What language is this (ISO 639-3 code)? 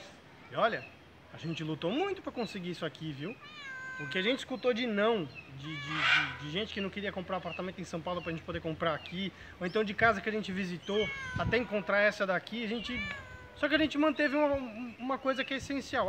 por